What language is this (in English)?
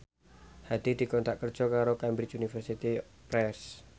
Javanese